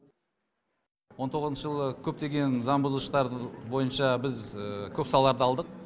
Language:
Kazakh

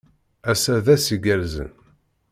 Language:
Kabyle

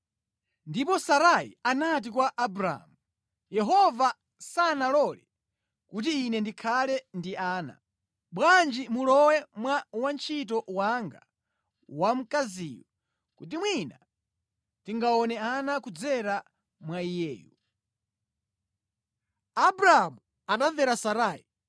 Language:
Nyanja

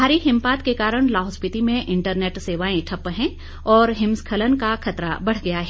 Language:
Hindi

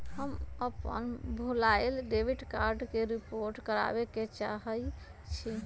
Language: Magahi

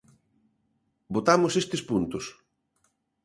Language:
Galician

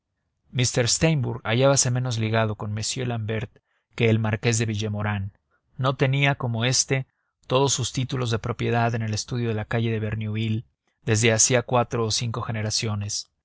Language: Spanish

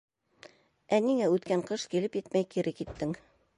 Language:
Bashkir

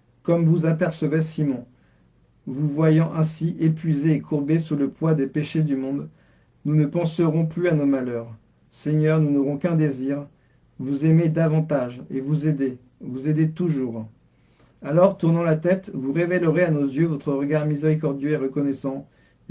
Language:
French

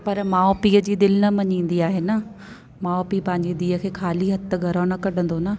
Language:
Sindhi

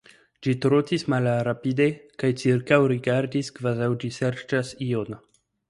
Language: Esperanto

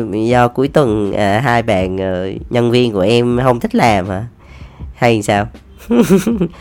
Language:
Vietnamese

